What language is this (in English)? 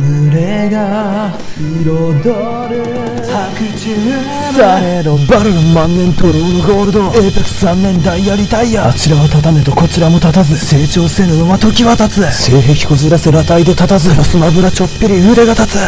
Japanese